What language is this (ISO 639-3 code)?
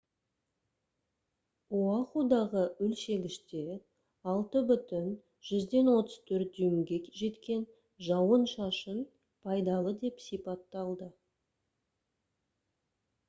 kaz